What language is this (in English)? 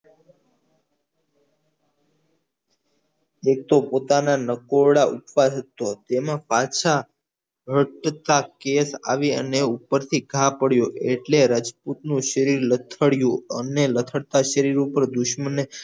Gujarati